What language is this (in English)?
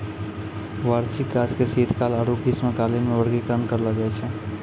Maithili